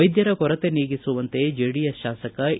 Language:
Kannada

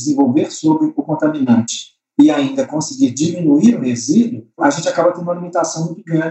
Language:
Portuguese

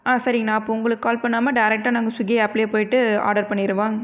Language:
Tamil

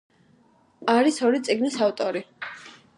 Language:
Georgian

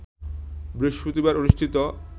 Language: Bangla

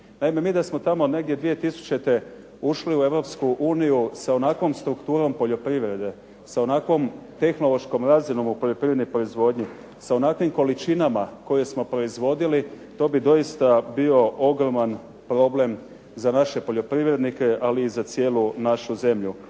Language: Croatian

